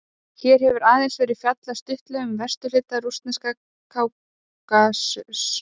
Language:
Icelandic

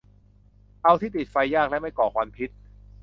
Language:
Thai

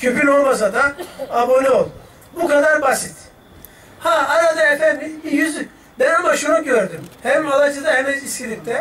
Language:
Turkish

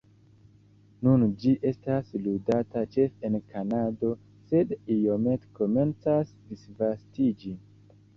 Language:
Esperanto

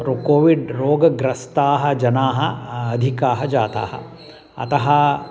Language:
Sanskrit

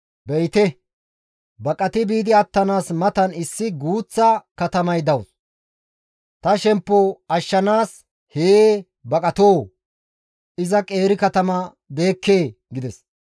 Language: Gamo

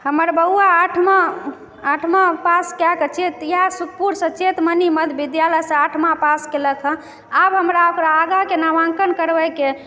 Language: Maithili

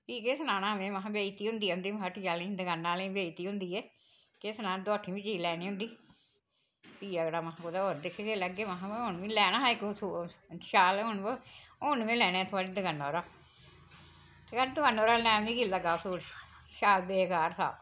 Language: Dogri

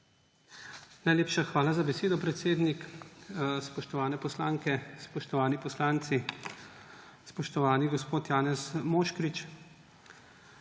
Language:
Slovenian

